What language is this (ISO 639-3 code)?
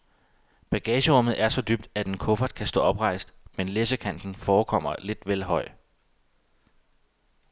dan